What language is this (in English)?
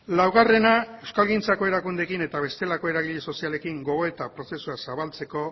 Basque